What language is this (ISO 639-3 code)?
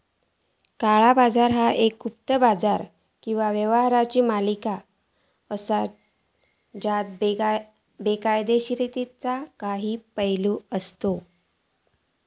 mar